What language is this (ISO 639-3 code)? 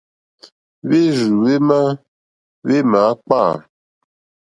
bri